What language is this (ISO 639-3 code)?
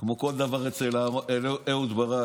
heb